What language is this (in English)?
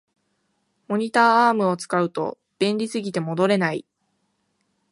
Japanese